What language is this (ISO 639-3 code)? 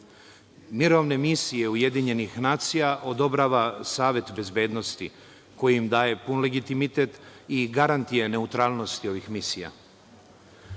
srp